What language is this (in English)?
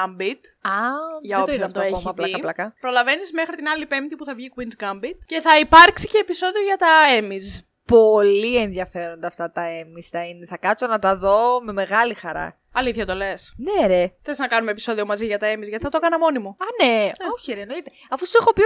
Greek